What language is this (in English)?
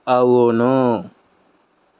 Telugu